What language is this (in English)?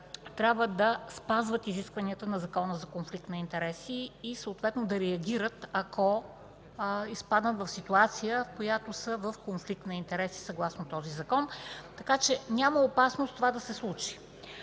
Bulgarian